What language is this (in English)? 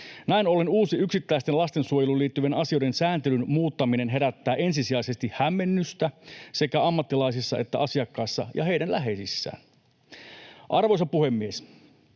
Finnish